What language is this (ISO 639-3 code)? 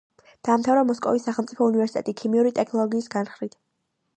kat